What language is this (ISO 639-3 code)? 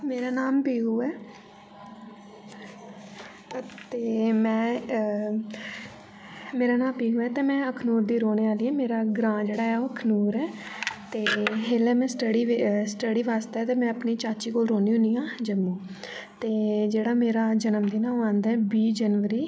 doi